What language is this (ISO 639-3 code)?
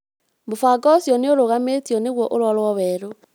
kik